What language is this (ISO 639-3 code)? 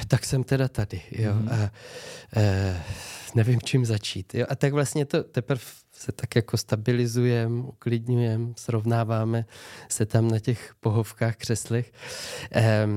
ces